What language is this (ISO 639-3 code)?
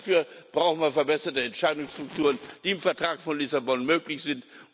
deu